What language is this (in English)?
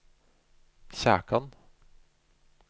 Norwegian